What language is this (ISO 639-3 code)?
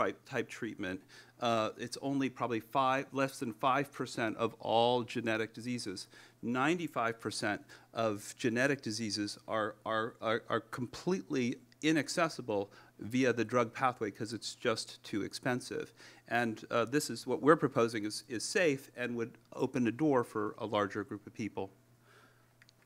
eng